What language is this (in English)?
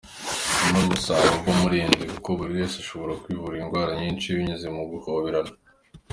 Kinyarwanda